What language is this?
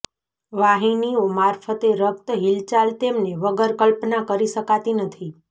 Gujarati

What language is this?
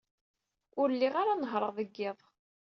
Kabyle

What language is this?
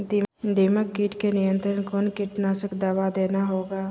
Magahi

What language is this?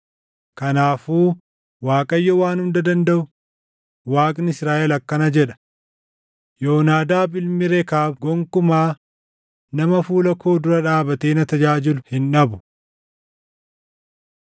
Oromo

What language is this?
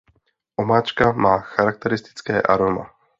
Czech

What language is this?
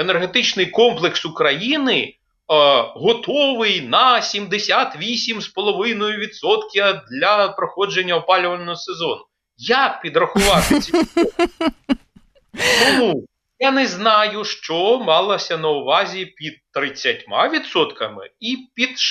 Ukrainian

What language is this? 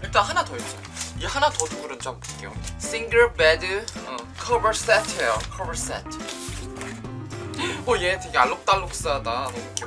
Korean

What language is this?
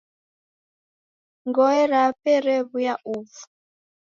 Taita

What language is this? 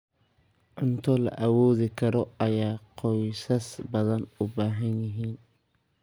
Somali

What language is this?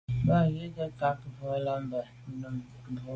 Medumba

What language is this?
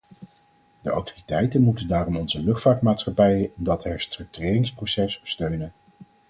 Dutch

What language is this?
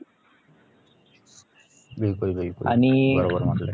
Marathi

